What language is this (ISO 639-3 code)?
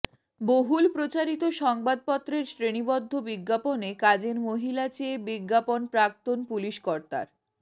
ben